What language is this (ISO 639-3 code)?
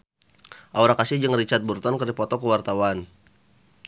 sun